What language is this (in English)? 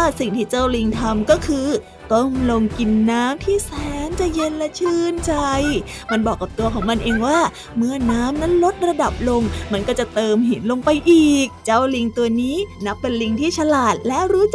Thai